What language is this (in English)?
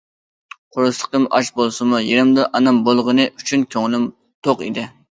Uyghur